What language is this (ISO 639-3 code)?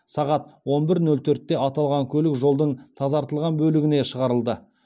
kaz